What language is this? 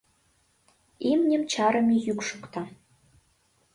Mari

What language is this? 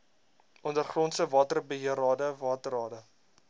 Afrikaans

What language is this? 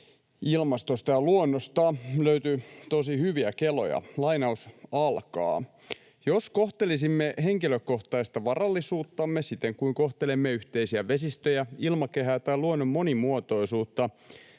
Finnish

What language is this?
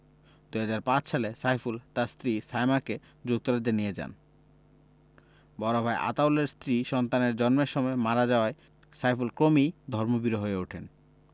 Bangla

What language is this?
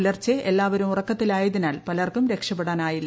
Malayalam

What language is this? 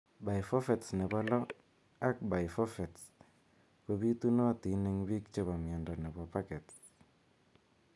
Kalenjin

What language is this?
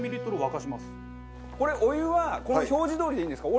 Japanese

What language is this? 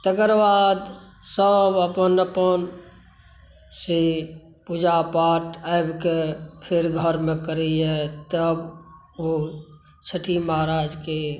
Maithili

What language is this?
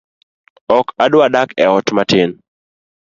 Luo (Kenya and Tanzania)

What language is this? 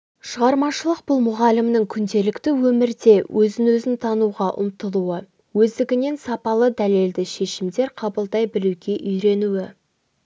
Kazakh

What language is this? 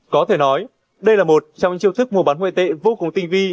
Vietnamese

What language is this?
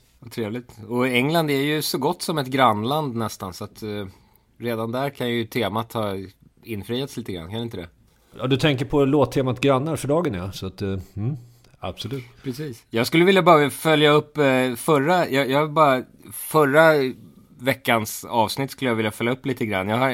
Swedish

